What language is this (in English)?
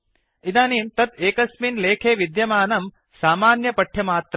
Sanskrit